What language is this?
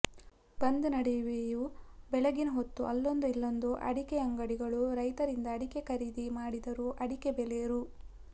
Kannada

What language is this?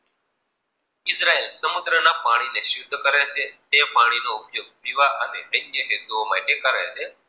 Gujarati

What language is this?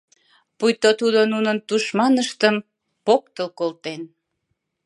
Mari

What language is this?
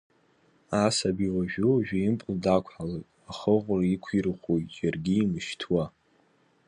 Abkhazian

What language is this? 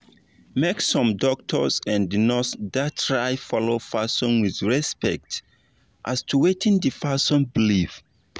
Nigerian Pidgin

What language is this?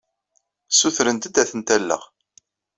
Kabyle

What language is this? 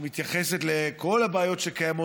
Hebrew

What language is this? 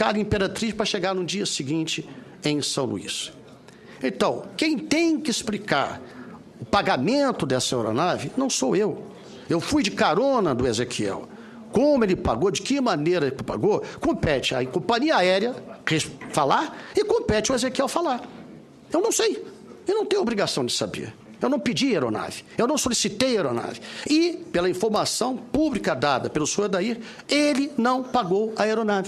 Portuguese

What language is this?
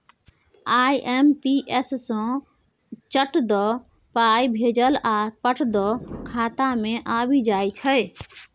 Maithili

